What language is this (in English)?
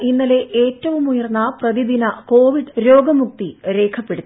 Malayalam